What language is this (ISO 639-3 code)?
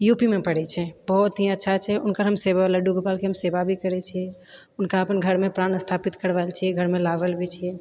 mai